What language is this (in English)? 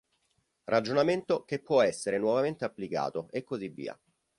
Italian